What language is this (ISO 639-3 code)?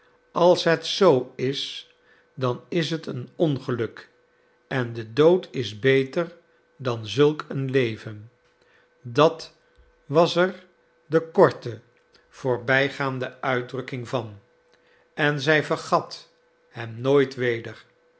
nld